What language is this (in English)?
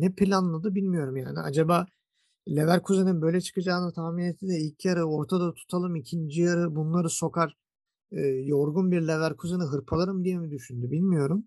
Turkish